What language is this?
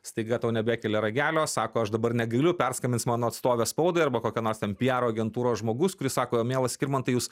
Lithuanian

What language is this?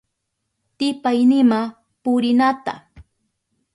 Southern Pastaza Quechua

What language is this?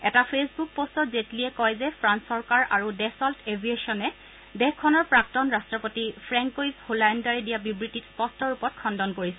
Assamese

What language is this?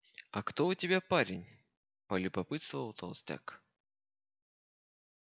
Russian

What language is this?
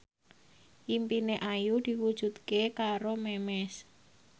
Javanese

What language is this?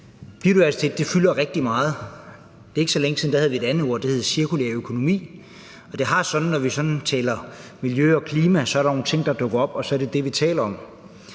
Danish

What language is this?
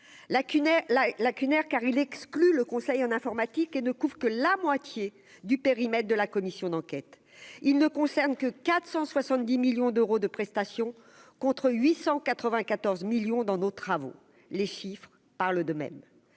French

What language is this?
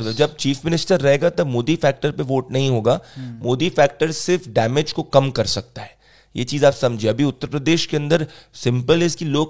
Hindi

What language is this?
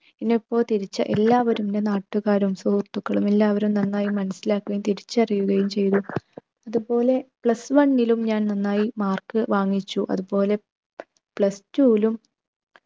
Malayalam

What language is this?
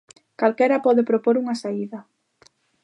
Galician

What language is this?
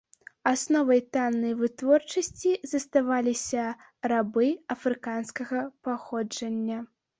Belarusian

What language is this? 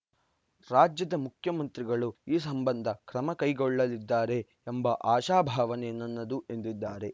Kannada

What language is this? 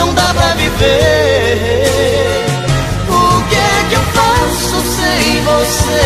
Portuguese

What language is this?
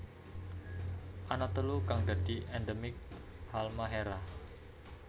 Javanese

